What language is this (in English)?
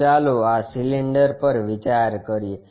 Gujarati